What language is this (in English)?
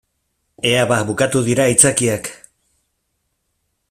Basque